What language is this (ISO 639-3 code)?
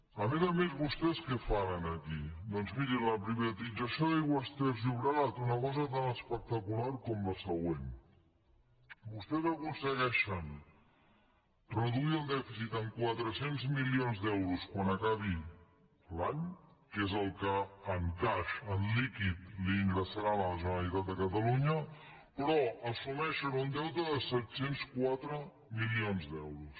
cat